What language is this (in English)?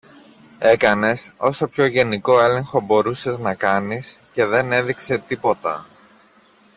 Greek